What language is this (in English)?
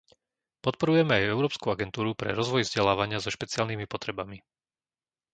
Slovak